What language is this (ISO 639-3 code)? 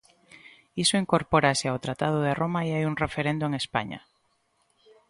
glg